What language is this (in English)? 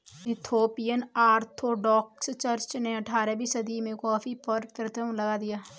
Hindi